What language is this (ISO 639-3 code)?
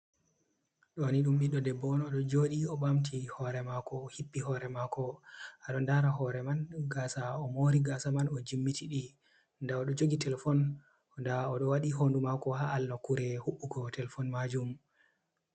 ful